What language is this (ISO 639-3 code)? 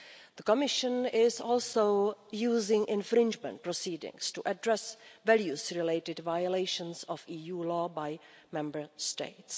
eng